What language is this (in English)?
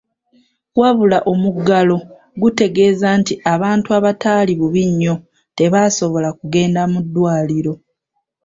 Ganda